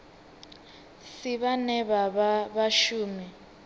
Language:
Venda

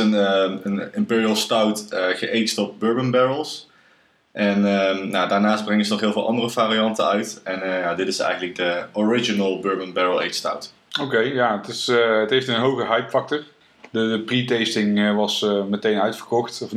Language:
Dutch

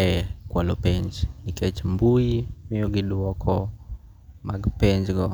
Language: Luo (Kenya and Tanzania)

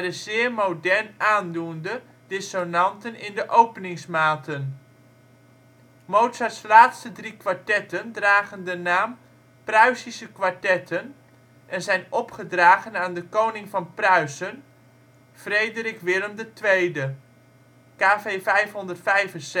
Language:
Dutch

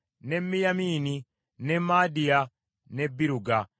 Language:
Ganda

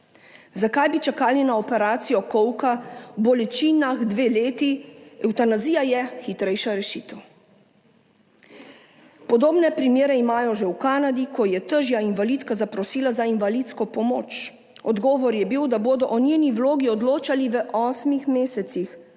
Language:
Slovenian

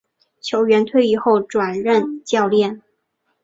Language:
Chinese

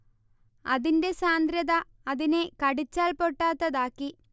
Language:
Malayalam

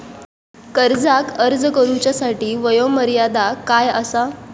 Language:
Marathi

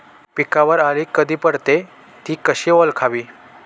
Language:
Marathi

